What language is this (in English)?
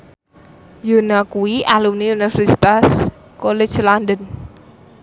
Javanese